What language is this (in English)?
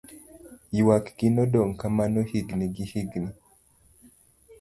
Luo (Kenya and Tanzania)